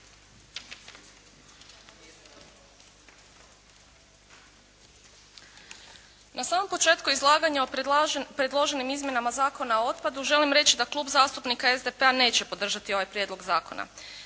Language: Croatian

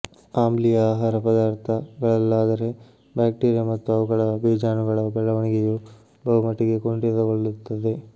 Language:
Kannada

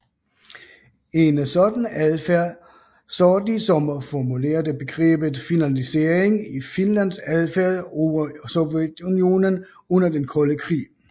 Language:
Danish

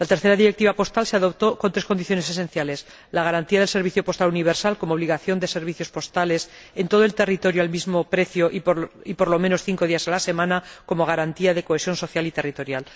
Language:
Spanish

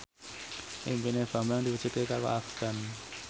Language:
Javanese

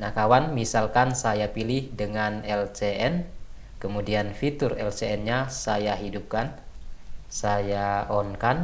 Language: Indonesian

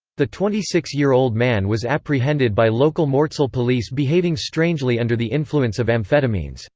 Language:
English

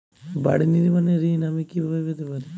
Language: Bangla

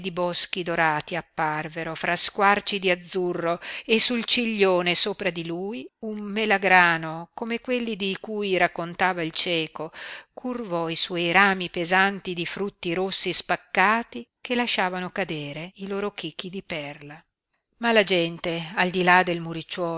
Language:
Italian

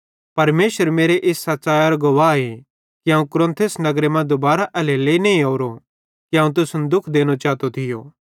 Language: Bhadrawahi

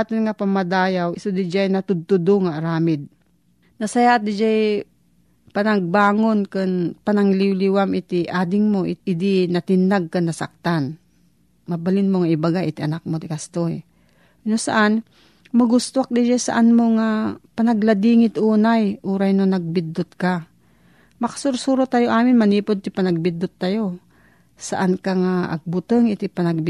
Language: Filipino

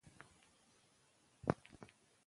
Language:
Pashto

